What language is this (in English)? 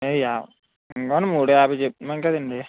Telugu